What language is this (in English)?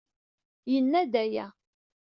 Kabyle